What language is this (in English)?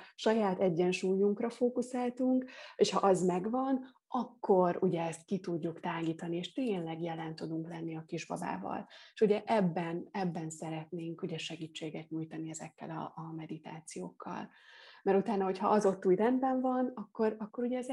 Hungarian